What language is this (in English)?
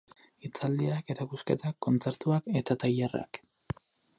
Basque